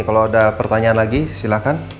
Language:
Indonesian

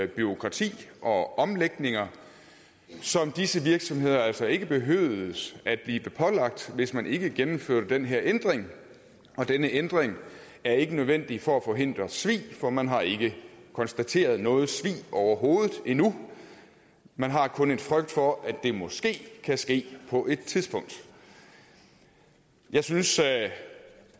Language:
Danish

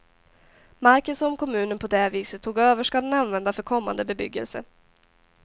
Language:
Swedish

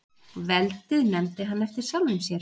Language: Icelandic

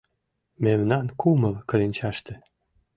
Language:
Mari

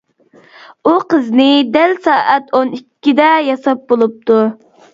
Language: Uyghur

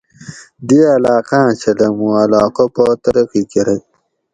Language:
Gawri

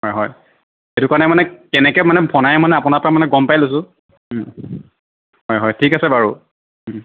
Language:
Assamese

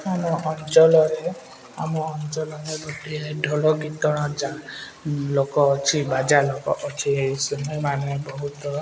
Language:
Odia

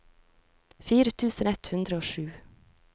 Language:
Norwegian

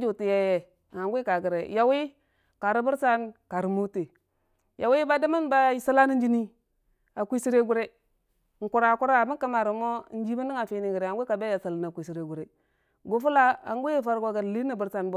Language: Dijim-Bwilim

